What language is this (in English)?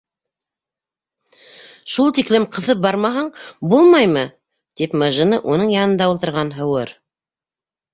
Bashkir